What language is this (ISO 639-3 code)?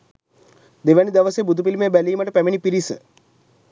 sin